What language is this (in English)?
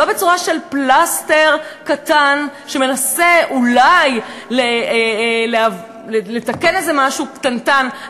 Hebrew